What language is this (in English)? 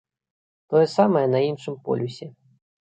Belarusian